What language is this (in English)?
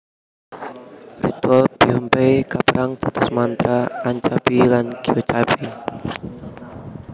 Javanese